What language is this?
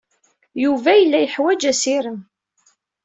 Kabyle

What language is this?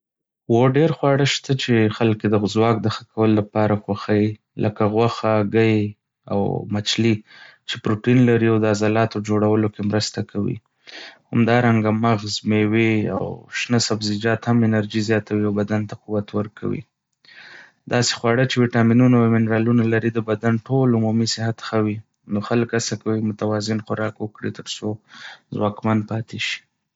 Pashto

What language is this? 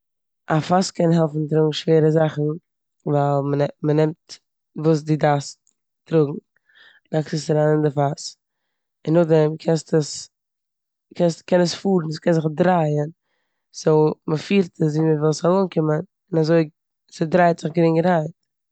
Yiddish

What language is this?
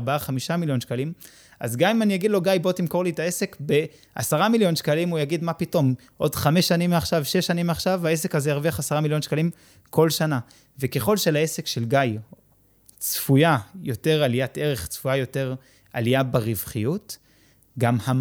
Hebrew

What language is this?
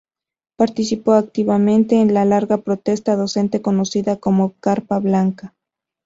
Spanish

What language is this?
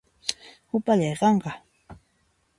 Puno Quechua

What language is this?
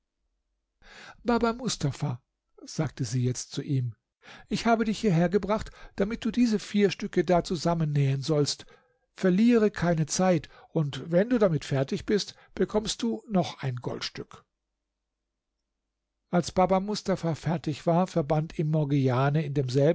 German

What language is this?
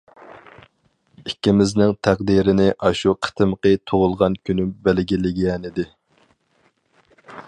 Uyghur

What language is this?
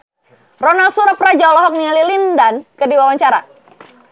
Sundanese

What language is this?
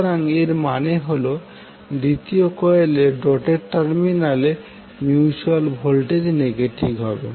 Bangla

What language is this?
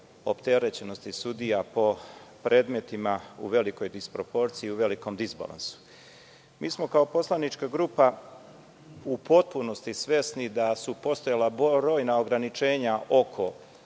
Serbian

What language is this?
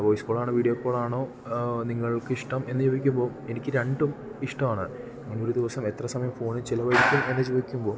Malayalam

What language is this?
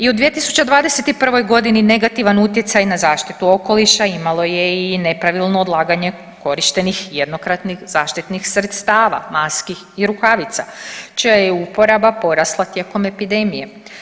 Croatian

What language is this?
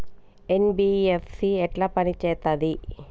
Telugu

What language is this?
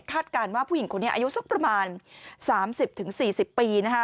Thai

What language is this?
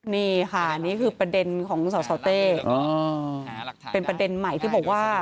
Thai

